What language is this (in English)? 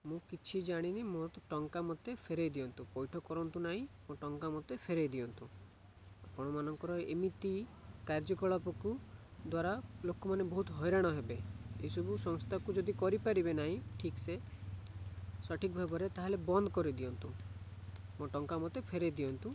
Odia